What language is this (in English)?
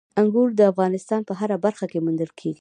Pashto